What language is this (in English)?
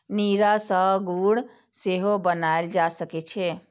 Maithili